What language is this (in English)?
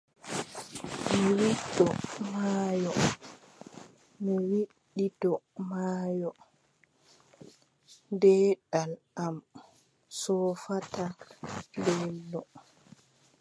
Adamawa Fulfulde